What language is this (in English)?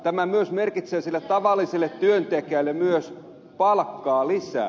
Finnish